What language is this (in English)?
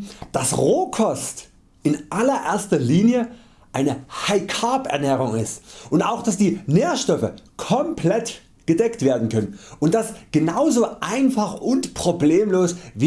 German